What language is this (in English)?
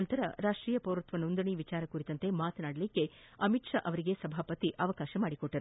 Kannada